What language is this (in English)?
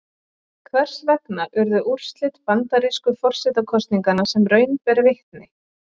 Icelandic